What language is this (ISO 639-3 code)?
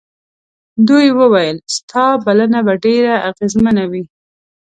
pus